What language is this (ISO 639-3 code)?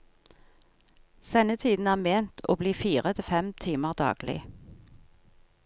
nor